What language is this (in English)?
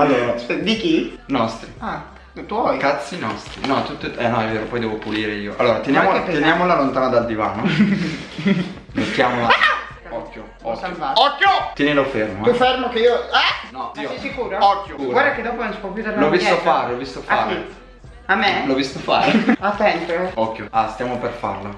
Italian